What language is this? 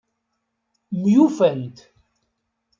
Kabyle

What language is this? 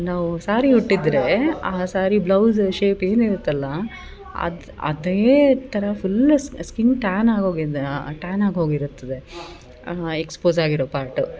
Kannada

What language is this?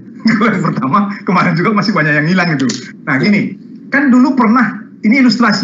Indonesian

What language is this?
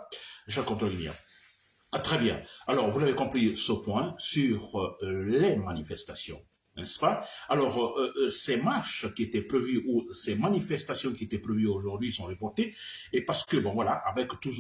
French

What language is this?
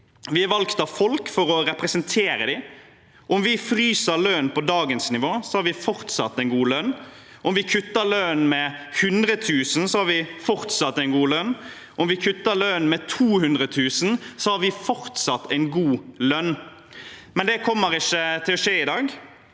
Norwegian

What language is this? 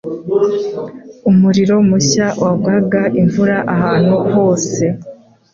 Kinyarwanda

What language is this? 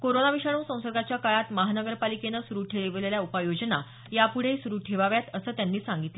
Marathi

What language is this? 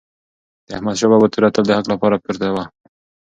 Pashto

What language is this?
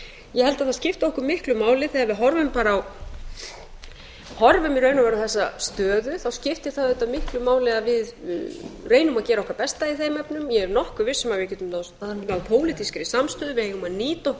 Icelandic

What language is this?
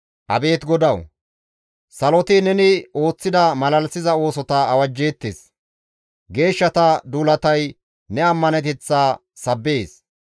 Gamo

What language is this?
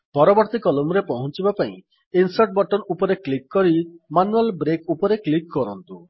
Odia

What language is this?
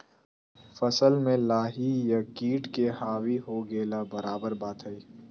Magahi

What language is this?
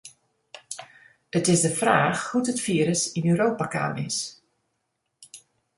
Western Frisian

